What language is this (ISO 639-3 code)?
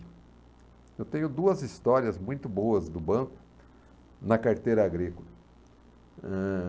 por